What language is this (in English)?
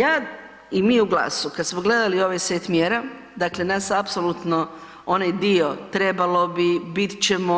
Croatian